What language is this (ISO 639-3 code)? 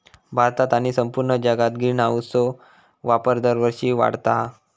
mar